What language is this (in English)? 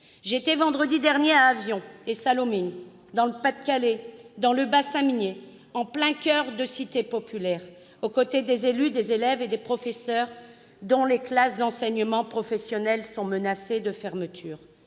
French